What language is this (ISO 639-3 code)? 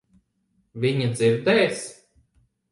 lav